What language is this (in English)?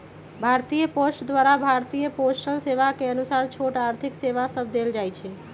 Magahi